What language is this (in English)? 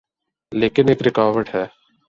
Urdu